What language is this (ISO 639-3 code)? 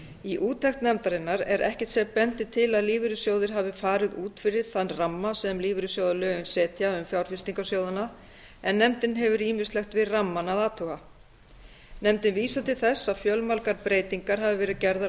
isl